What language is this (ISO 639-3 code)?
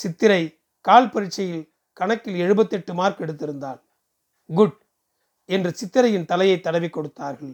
tam